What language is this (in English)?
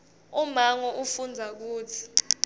Swati